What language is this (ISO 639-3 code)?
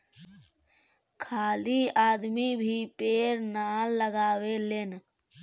bho